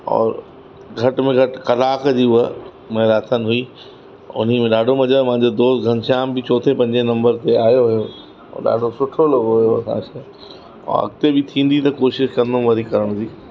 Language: Sindhi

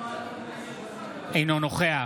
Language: Hebrew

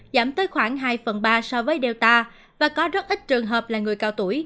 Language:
Vietnamese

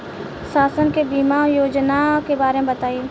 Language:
Bhojpuri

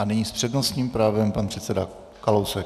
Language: Czech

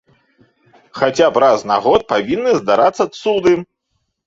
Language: Belarusian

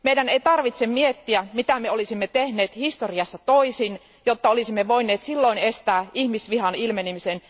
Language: Finnish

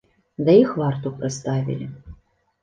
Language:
Belarusian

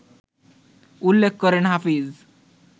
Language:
Bangla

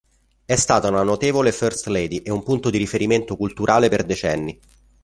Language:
Italian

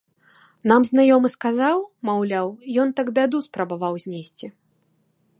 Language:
Belarusian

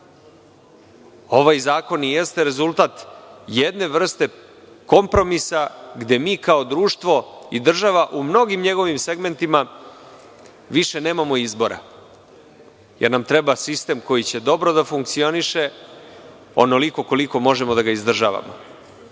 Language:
Serbian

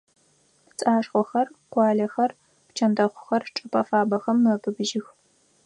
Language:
Adyghe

